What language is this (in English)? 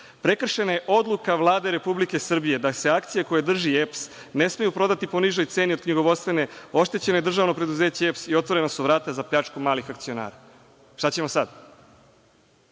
Serbian